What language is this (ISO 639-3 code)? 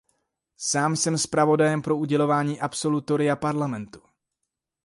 ces